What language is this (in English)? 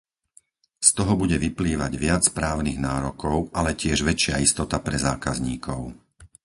Slovak